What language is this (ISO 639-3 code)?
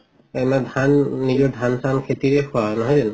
asm